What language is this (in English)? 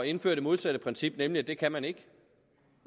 Danish